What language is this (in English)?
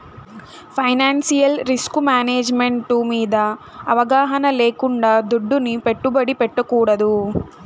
Telugu